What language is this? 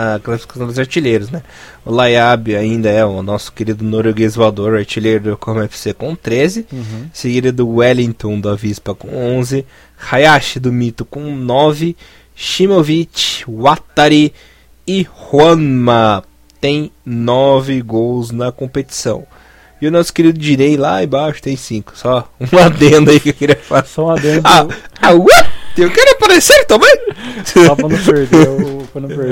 Portuguese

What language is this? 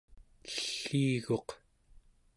Central Yupik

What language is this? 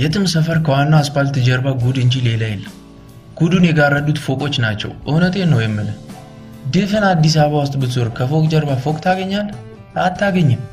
Amharic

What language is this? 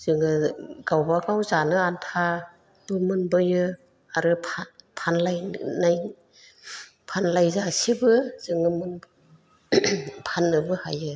Bodo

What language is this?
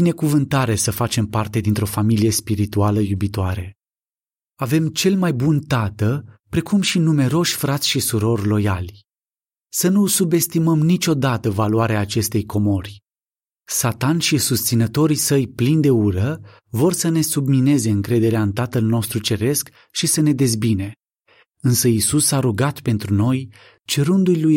Romanian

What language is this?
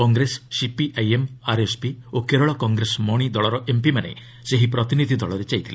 Odia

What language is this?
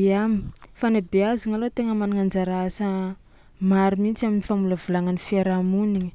Tsimihety Malagasy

